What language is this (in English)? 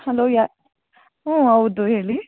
Kannada